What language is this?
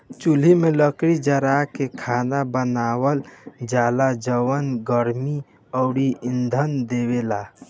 Bhojpuri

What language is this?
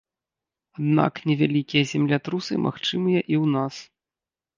Belarusian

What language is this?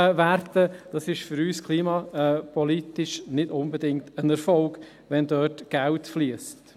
Swiss German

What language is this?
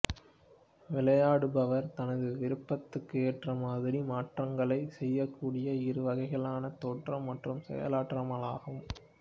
Tamil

